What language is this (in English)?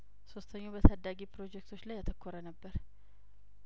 Amharic